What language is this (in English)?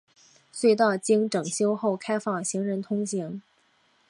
Chinese